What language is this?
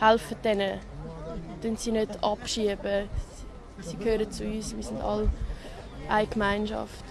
German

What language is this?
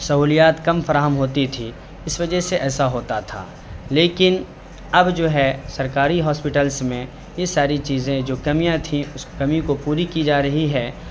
Urdu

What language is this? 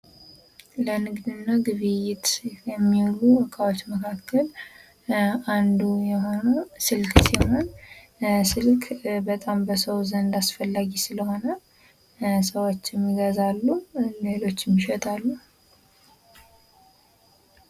Amharic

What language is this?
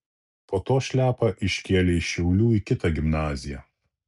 Lithuanian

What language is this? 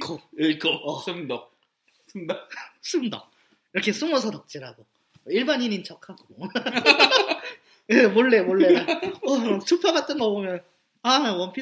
Korean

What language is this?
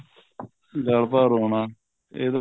Punjabi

